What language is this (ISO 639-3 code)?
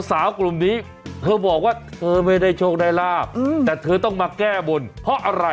tha